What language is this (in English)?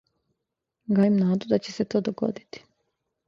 Serbian